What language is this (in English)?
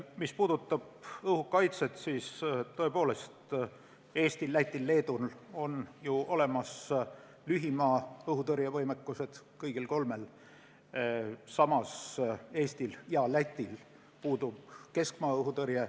Estonian